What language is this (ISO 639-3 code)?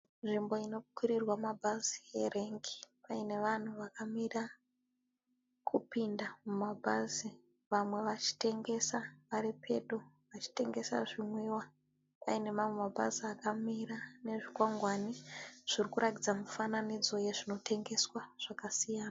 sna